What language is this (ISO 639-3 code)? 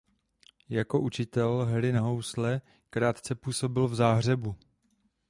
ces